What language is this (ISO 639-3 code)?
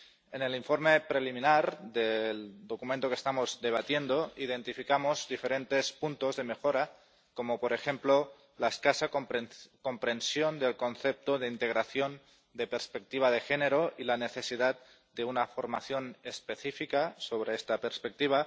spa